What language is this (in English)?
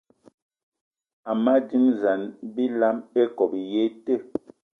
Eton (Cameroon)